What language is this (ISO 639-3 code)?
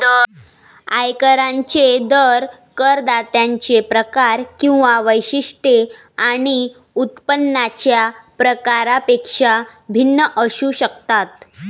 mar